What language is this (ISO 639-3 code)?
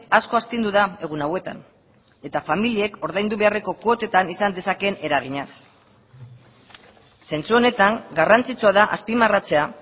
eus